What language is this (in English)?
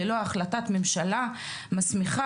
Hebrew